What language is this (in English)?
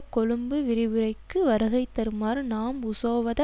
Tamil